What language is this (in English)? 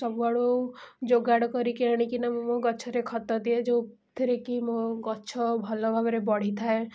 Odia